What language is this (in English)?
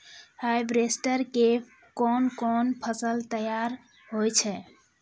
Maithili